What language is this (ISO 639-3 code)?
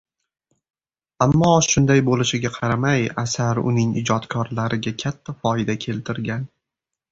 uzb